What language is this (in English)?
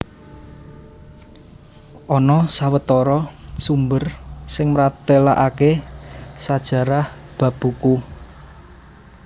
Javanese